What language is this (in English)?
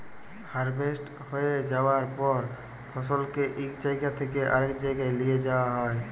Bangla